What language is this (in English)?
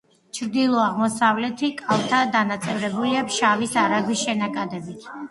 Georgian